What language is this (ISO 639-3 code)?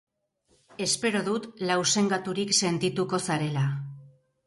eus